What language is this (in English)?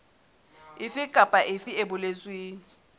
Southern Sotho